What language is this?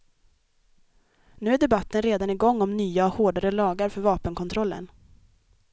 Swedish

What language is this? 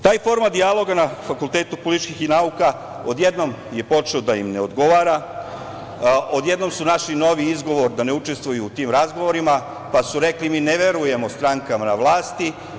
Serbian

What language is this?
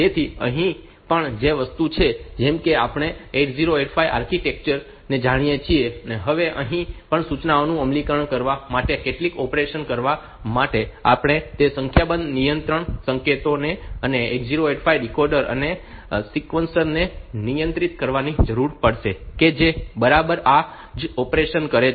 Gujarati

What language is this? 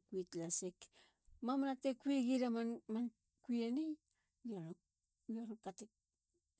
Halia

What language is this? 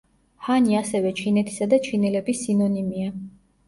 Georgian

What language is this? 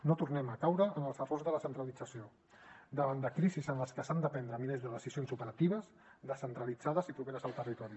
Catalan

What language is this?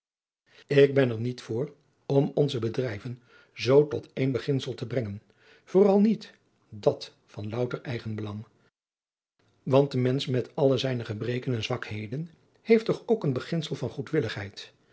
Dutch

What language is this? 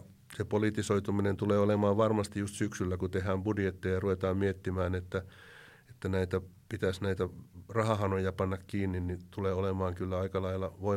Finnish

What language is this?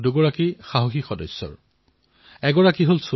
Assamese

